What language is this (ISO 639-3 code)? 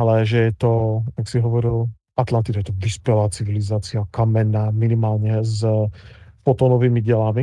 slk